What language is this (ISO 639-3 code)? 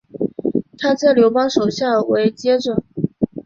zho